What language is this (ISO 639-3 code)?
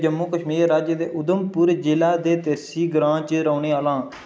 doi